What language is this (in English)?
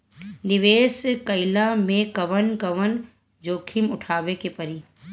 Bhojpuri